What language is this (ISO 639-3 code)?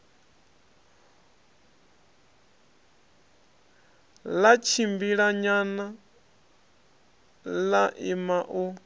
ven